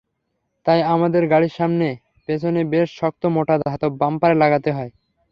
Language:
Bangla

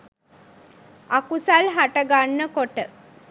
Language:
Sinhala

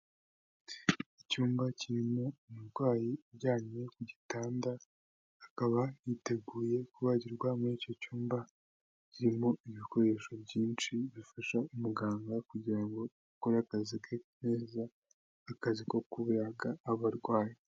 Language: Kinyarwanda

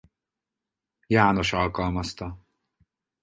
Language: Hungarian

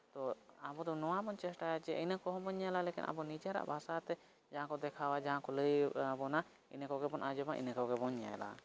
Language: Santali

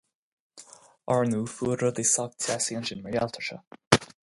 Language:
Irish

